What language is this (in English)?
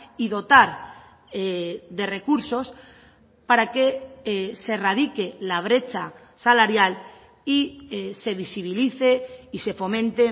Spanish